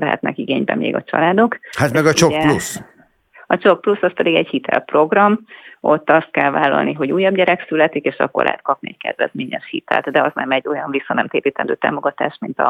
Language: Hungarian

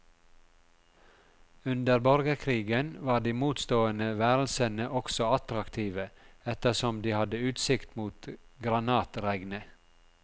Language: Norwegian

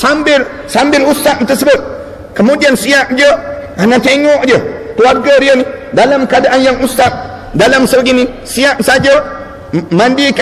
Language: Malay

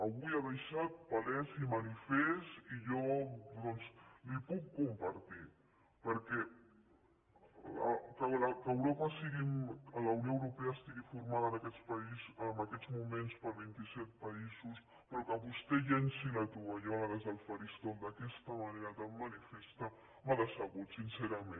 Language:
Catalan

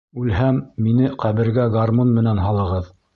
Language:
Bashkir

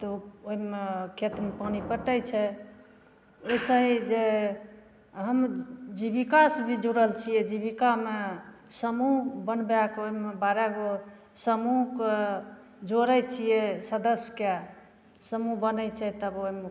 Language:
Maithili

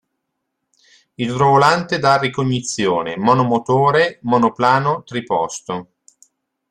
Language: Italian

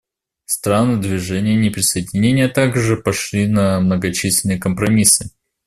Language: Russian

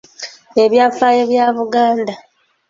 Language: Ganda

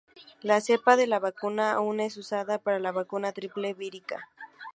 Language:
Spanish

